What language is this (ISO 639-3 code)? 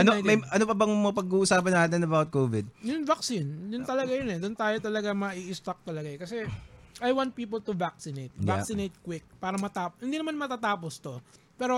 fil